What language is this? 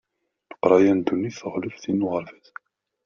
Kabyle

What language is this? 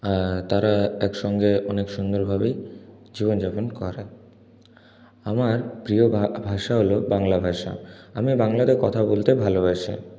Bangla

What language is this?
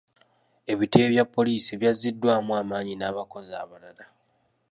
Ganda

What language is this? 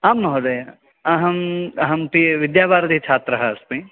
Sanskrit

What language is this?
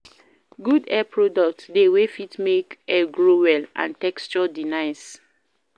Nigerian Pidgin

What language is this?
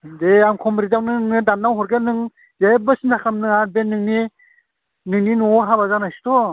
Bodo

